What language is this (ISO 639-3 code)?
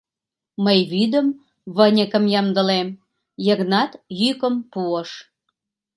chm